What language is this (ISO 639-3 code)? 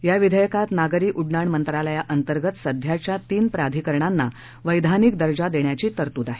mar